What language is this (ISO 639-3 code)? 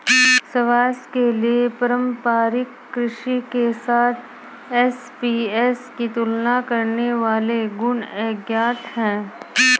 hin